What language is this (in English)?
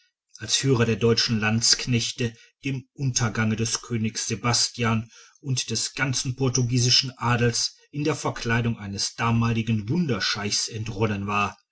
German